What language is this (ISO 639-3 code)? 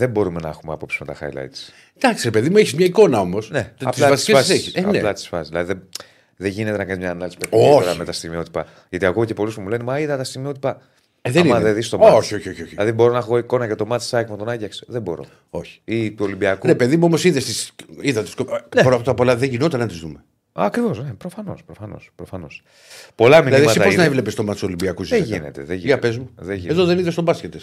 ell